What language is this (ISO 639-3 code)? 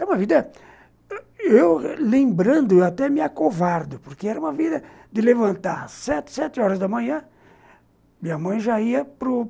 por